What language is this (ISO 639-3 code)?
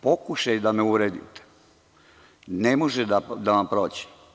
srp